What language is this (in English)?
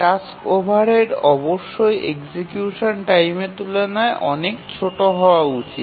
Bangla